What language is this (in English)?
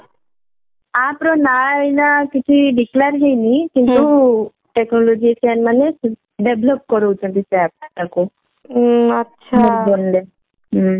Odia